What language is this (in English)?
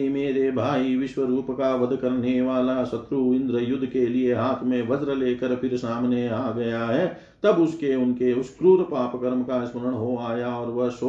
Hindi